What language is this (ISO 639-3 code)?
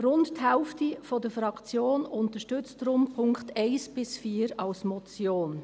gsw